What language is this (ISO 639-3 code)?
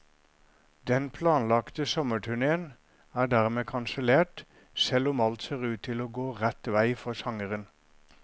nor